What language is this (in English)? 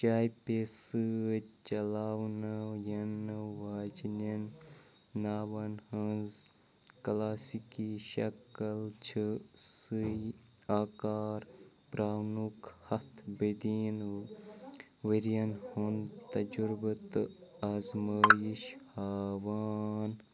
Kashmiri